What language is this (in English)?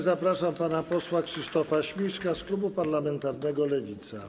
Polish